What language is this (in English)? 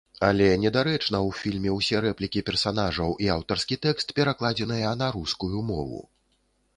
Belarusian